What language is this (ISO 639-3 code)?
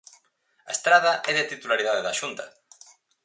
glg